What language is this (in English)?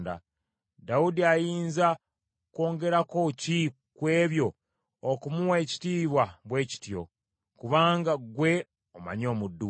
Ganda